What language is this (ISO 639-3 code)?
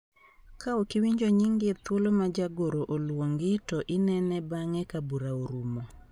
luo